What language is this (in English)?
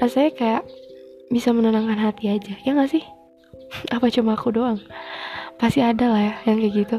Indonesian